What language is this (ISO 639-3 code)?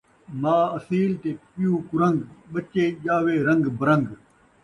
skr